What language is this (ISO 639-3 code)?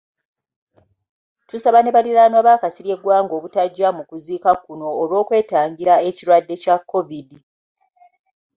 lug